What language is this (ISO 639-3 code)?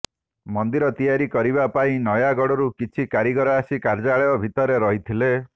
ori